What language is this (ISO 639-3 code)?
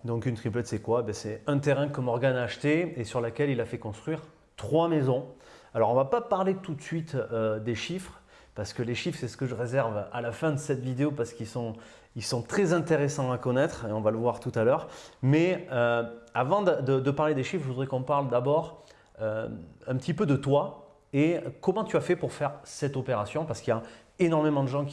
fra